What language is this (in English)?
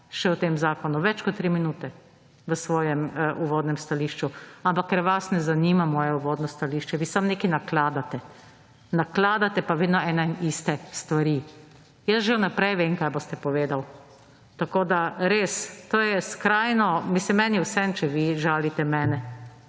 Slovenian